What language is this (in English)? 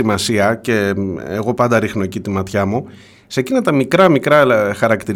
Greek